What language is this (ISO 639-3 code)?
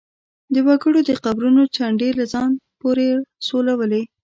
pus